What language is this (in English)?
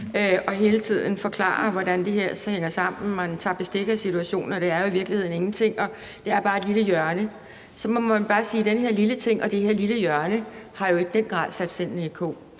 Danish